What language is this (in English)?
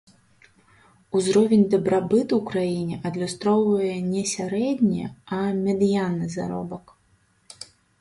Belarusian